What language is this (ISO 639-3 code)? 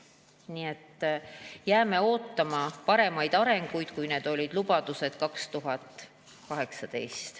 est